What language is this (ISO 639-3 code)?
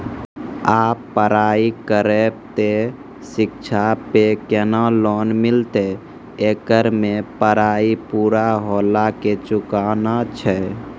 mai